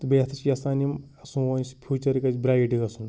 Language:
Kashmiri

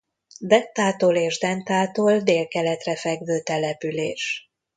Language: Hungarian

